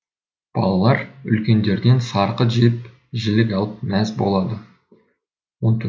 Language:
Kazakh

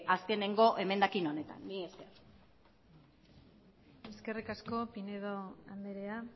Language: Basque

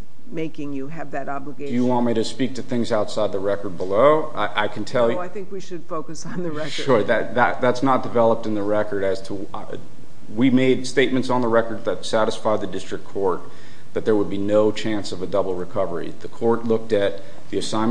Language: English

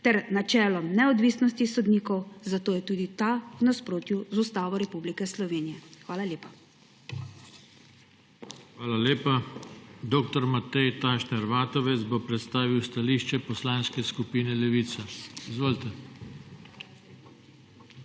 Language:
Slovenian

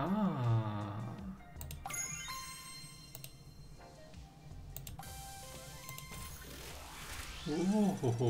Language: Hungarian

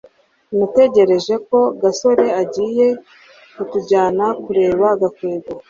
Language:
Kinyarwanda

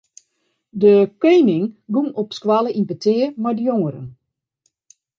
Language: Western Frisian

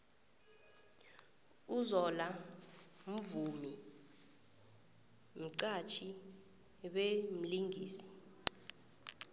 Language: South Ndebele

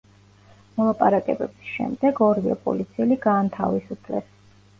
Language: Georgian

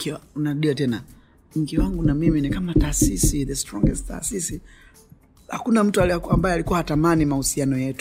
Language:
Swahili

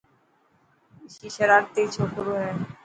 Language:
Dhatki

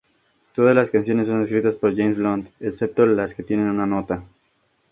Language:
Spanish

